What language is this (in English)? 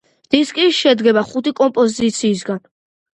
Georgian